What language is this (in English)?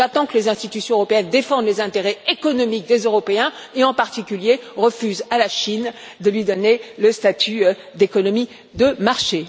French